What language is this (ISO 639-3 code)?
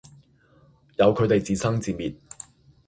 yue